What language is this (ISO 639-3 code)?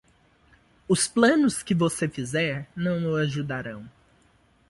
por